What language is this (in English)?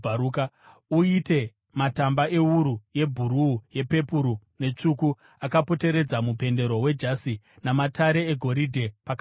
Shona